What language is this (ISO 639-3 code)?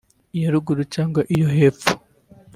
kin